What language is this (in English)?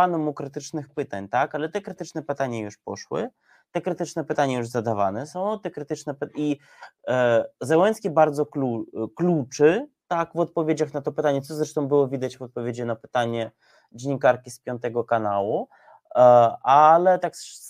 Polish